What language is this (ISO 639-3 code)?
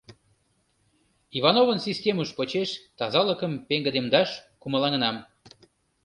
chm